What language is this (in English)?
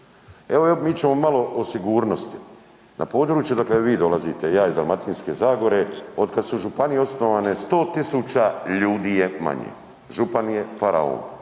Croatian